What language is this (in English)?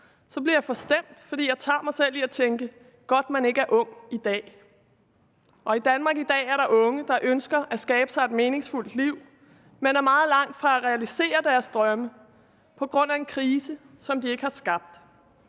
Danish